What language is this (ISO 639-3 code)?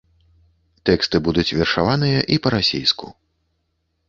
bel